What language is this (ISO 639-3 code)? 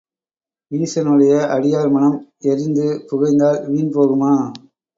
tam